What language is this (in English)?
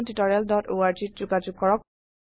Assamese